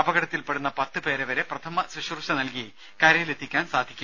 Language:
Malayalam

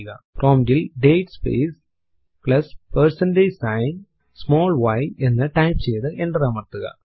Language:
Malayalam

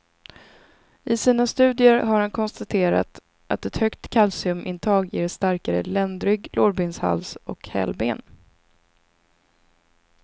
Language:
Swedish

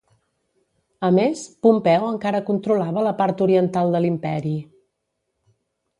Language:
Catalan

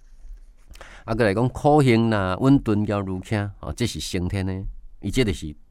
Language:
Chinese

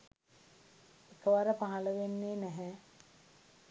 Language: Sinhala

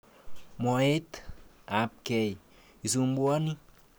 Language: Kalenjin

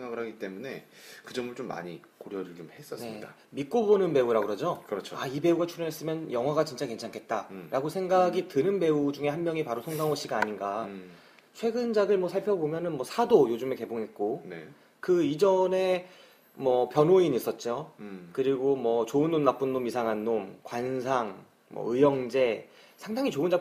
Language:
Korean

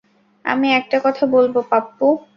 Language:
Bangla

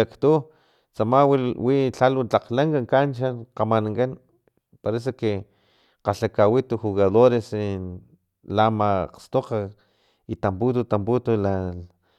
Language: Filomena Mata-Coahuitlán Totonac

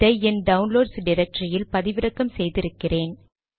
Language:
Tamil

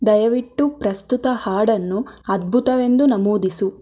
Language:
Kannada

